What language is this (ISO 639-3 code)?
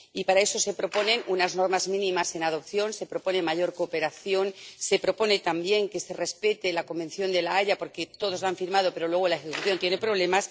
spa